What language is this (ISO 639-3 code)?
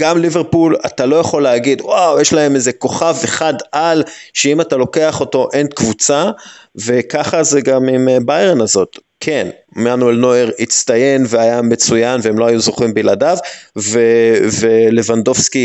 heb